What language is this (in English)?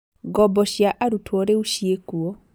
Kikuyu